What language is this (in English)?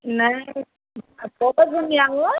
Assamese